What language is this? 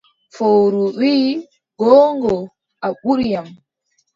Adamawa Fulfulde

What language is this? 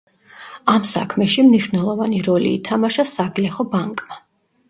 Georgian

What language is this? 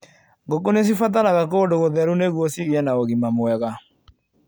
Kikuyu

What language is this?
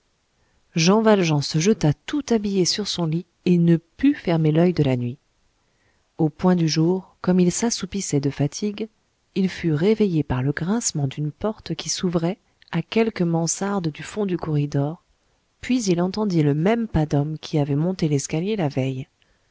French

